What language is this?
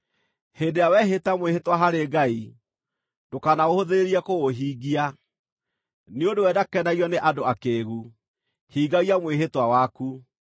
Kikuyu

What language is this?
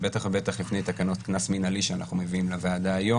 Hebrew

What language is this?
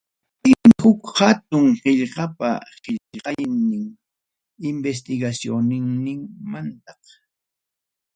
Ayacucho Quechua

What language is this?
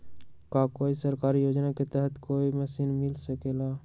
Magahi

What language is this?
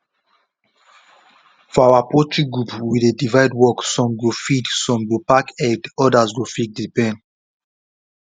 Nigerian Pidgin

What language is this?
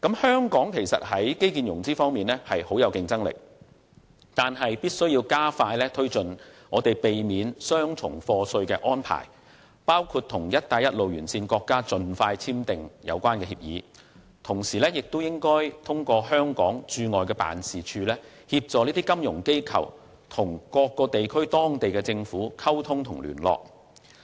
Cantonese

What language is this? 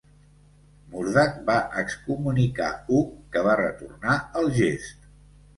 Catalan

